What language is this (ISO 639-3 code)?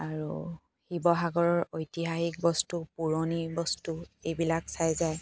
asm